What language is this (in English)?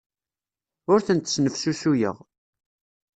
Kabyle